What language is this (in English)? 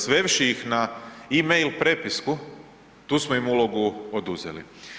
Croatian